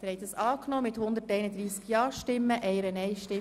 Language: Swiss German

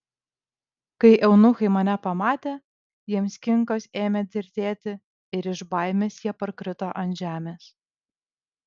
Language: Lithuanian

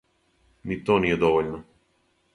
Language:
Serbian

